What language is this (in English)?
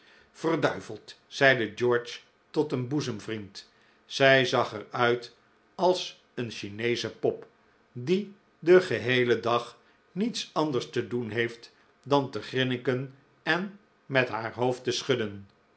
Dutch